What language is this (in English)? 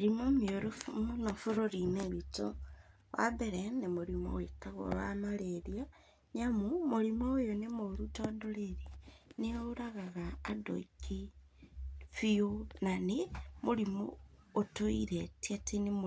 Kikuyu